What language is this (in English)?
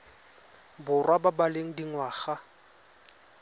Tswana